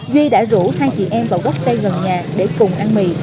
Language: Vietnamese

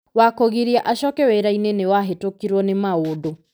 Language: Kikuyu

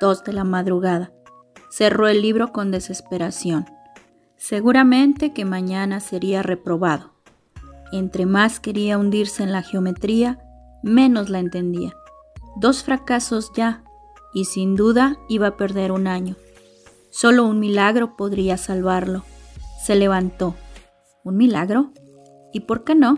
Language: Spanish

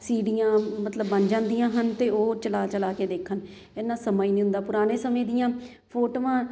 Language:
Punjabi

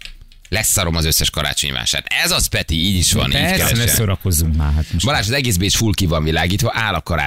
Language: Hungarian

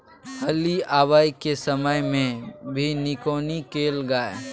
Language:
Maithili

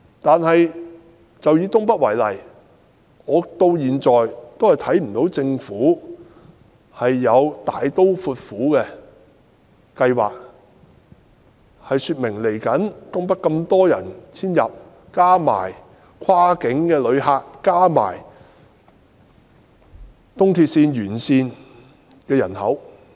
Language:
Cantonese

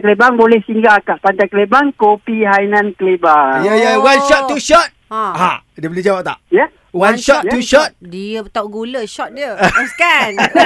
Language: Malay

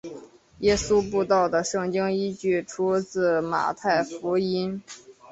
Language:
Chinese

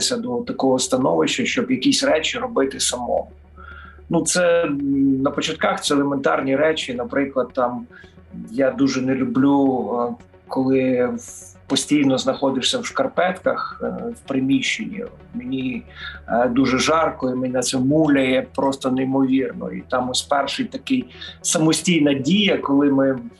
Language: Ukrainian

